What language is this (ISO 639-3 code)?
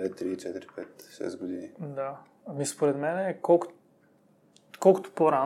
bul